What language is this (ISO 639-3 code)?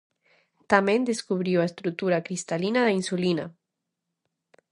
glg